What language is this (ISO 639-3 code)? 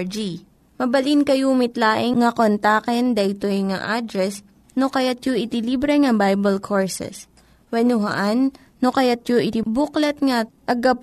fil